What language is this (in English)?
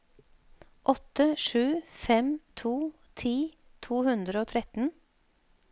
Norwegian